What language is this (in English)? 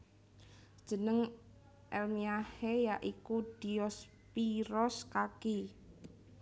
Javanese